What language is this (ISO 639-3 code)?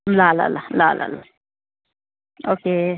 nep